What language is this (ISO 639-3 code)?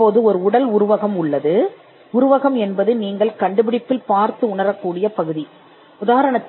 tam